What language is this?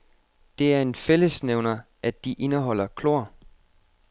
Danish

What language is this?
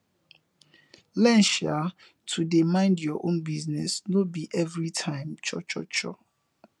Nigerian Pidgin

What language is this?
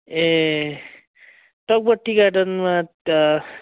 Nepali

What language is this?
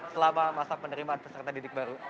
Indonesian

